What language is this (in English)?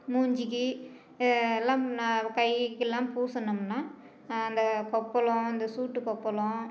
Tamil